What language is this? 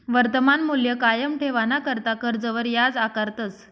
Marathi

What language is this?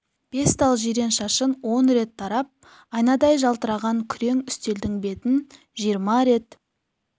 Kazakh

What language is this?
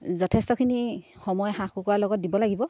Assamese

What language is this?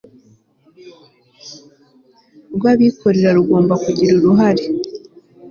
Kinyarwanda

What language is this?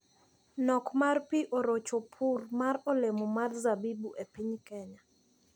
Luo (Kenya and Tanzania)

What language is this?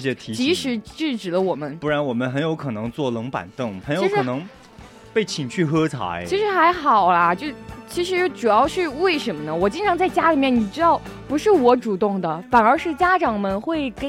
Chinese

